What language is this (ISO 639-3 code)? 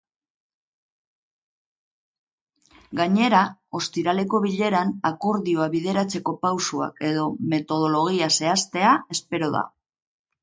eus